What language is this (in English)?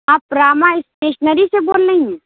Urdu